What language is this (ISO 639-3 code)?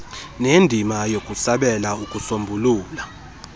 xho